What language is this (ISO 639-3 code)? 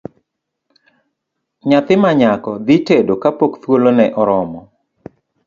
luo